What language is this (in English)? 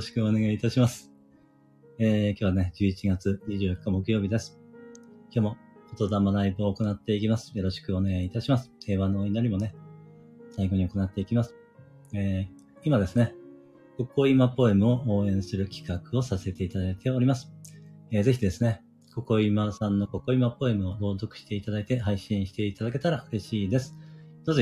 Japanese